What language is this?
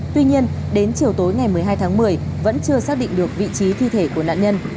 Vietnamese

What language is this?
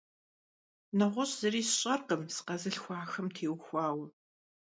Kabardian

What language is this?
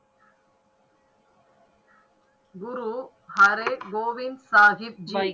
Tamil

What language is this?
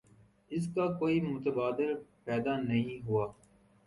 Urdu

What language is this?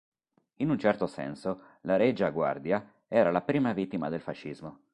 Italian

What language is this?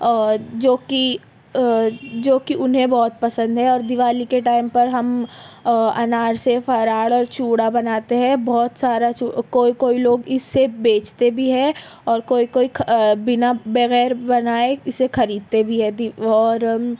Urdu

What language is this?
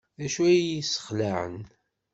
Kabyle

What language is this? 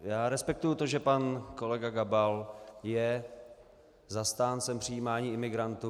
Czech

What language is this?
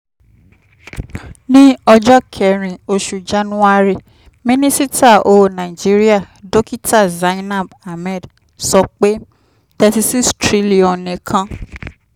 Yoruba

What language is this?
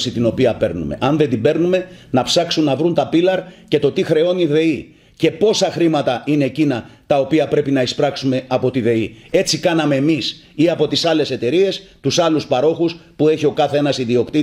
Greek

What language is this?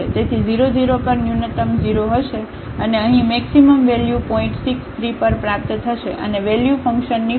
Gujarati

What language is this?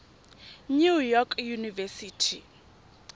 Tswana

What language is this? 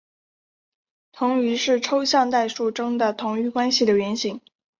Chinese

